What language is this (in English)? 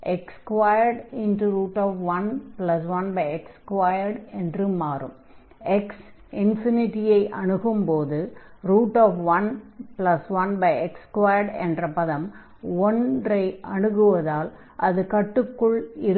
Tamil